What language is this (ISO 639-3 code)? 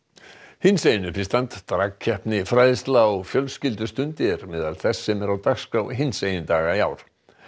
isl